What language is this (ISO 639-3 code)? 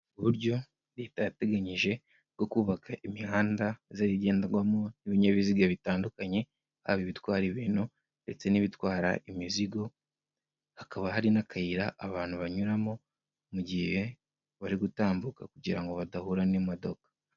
kin